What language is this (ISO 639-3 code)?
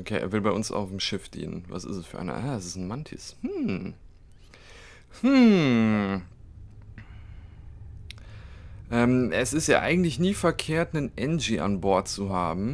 deu